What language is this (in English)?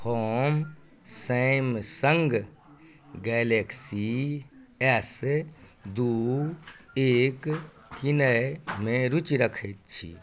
Maithili